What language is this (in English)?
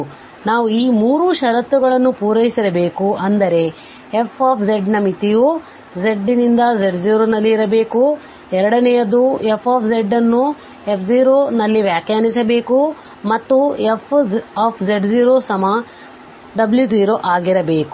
Kannada